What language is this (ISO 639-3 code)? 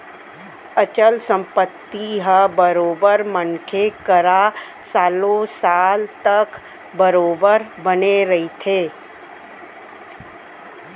hne